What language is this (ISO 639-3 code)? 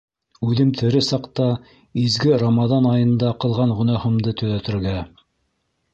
bak